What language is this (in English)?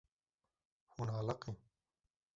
Kurdish